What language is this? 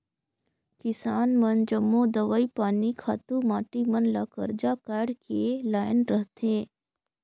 Chhattisgarhi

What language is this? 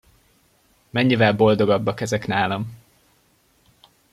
Hungarian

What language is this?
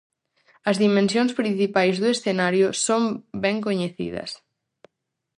Galician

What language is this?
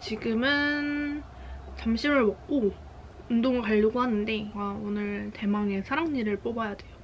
Korean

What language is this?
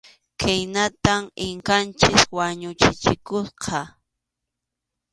Arequipa-La Unión Quechua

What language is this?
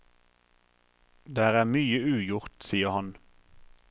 Norwegian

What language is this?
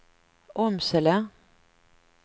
Swedish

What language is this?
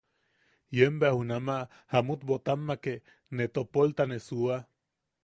Yaqui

